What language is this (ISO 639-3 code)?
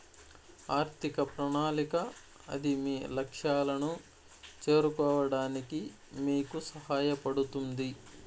tel